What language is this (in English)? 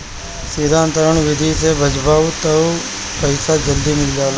Bhojpuri